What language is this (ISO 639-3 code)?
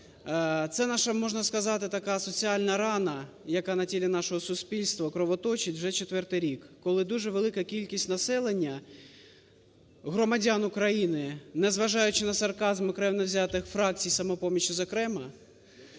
ukr